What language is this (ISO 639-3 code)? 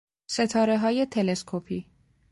fas